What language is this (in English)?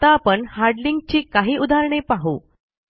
Marathi